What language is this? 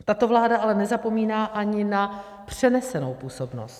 Czech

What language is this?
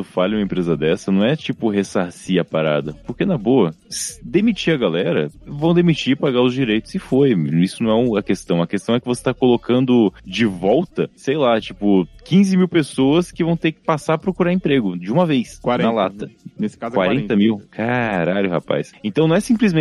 Portuguese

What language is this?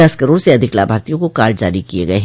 Hindi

